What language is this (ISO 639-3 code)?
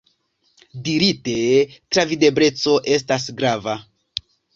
epo